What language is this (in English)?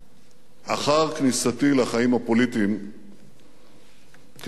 Hebrew